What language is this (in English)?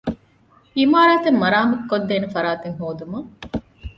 Divehi